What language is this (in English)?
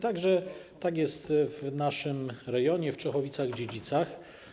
Polish